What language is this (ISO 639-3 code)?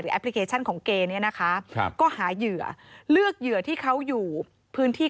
tha